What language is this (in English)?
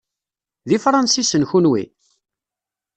Kabyle